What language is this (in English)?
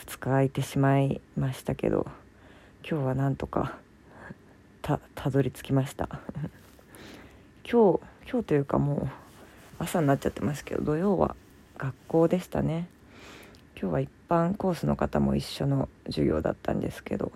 Japanese